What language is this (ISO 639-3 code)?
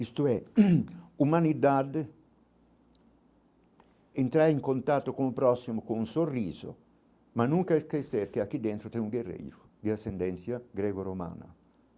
por